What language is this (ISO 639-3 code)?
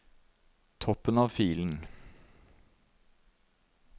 nor